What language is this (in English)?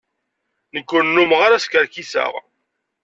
Kabyle